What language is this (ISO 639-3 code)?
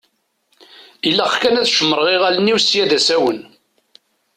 kab